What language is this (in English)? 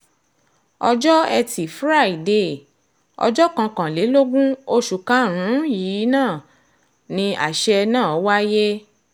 Yoruba